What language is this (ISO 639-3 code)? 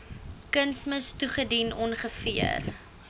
afr